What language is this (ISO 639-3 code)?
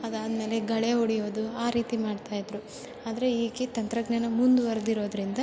kan